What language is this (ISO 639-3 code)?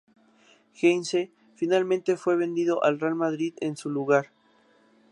spa